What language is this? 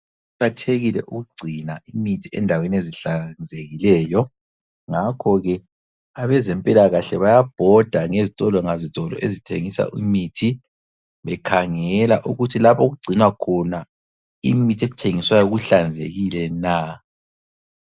North Ndebele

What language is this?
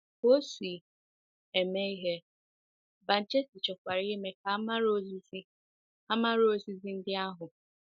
Igbo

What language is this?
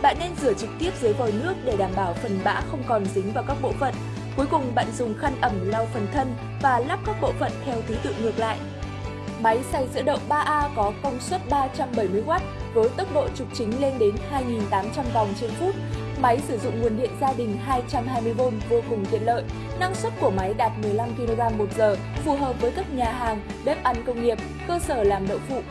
Vietnamese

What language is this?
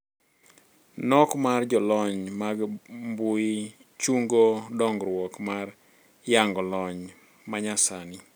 Luo (Kenya and Tanzania)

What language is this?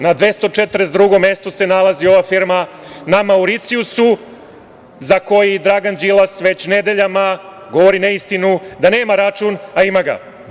Serbian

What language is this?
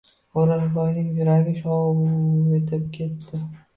Uzbek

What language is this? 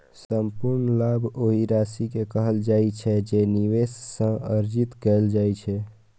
Maithili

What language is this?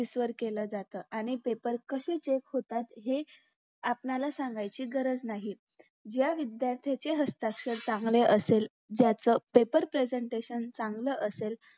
Marathi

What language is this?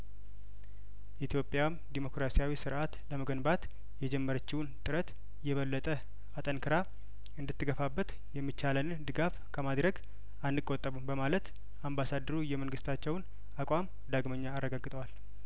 Amharic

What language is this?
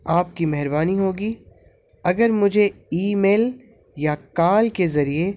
Urdu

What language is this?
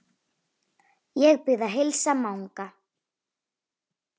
Icelandic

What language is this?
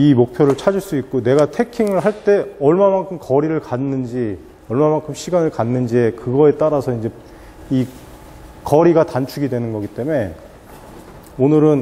Korean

